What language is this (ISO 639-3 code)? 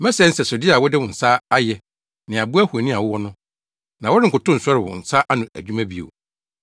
aka